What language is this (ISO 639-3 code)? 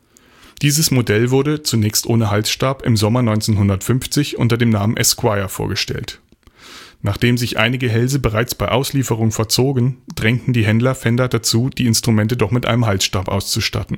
deu